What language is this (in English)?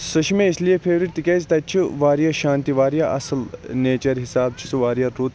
Kashmiri